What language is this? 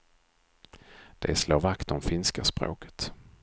Swedish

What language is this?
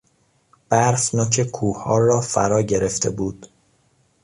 Persian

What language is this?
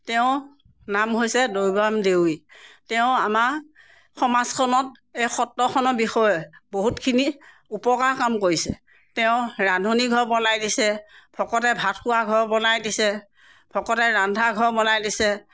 Assamese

